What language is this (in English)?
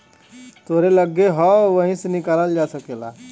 Bhojpuri